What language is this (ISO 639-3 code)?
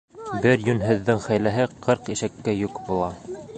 bak